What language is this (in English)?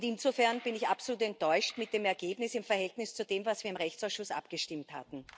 German